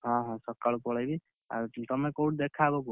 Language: Odia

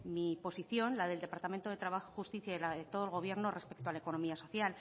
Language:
Spanish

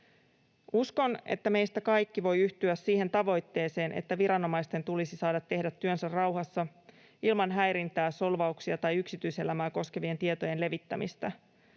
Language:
Finnish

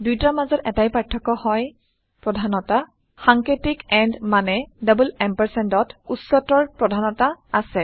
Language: Assamese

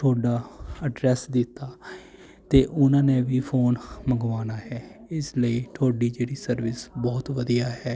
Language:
Punjabi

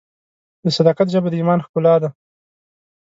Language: Pashto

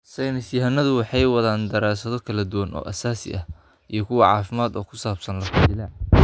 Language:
Somali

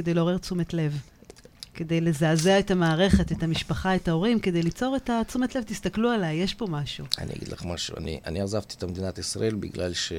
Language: Hebrew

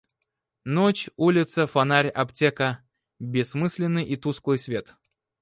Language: Russian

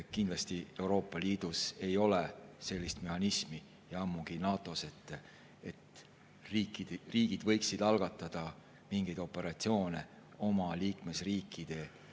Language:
Estonian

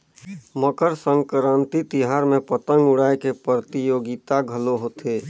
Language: Chhattisgarhi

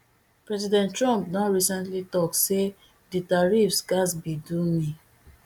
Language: Nigerian Pidgin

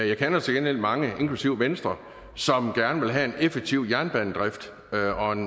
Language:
Danish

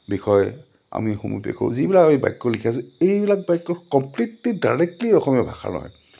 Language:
Assamese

